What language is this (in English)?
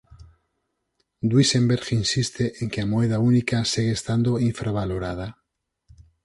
Galician